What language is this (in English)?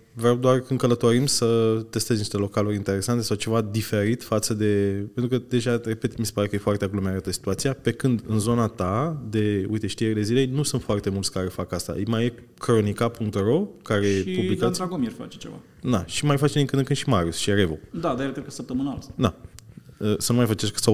Romanian